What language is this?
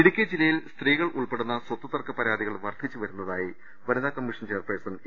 Malayalam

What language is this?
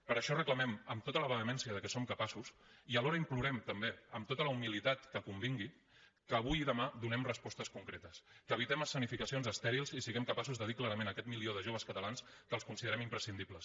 Catalan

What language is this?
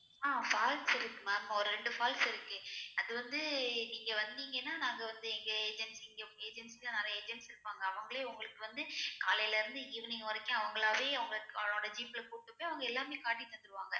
Tamil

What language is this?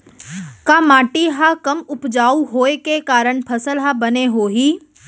Chhattisgarhi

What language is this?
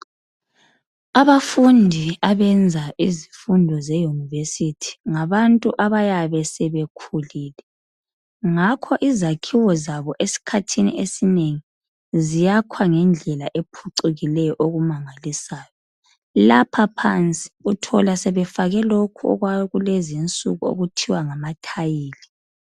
North Ndebele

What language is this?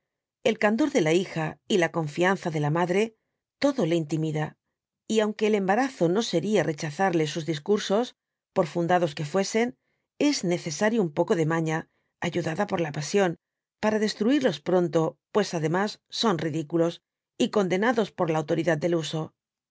Spanish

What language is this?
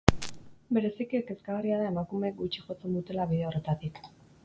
Basque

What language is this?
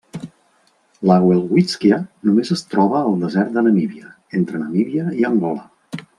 Catalan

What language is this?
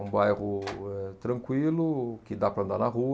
Portuguese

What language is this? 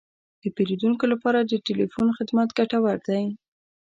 Pashto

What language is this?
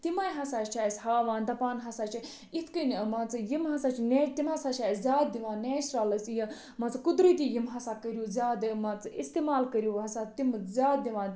Kashmiri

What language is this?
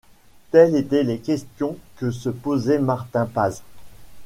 French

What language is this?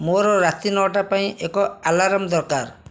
Odia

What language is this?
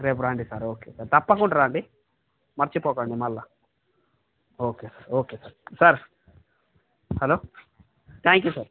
Telugu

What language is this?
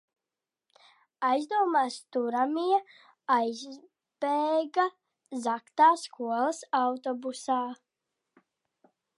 Latvian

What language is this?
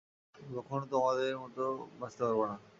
Bangla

